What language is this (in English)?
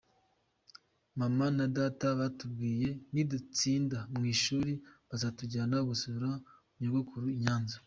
Kinyarwanda